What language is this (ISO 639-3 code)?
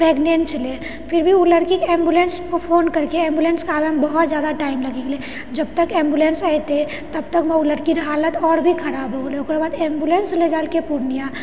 mai